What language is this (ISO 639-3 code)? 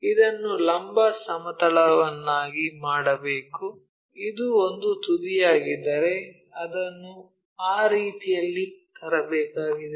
kan